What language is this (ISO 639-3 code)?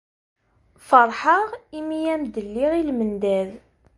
kab